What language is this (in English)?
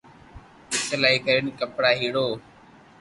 Loarki